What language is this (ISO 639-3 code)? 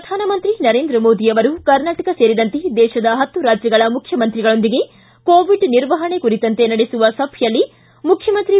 kan